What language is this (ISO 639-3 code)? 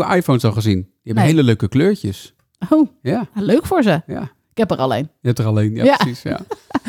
nld